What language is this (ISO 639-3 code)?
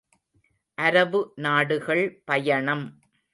tam